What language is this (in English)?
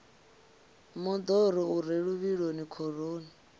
Venda